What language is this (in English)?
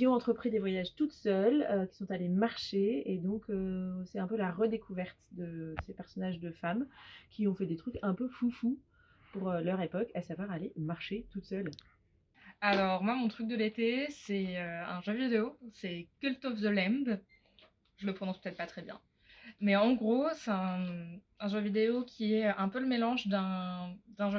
French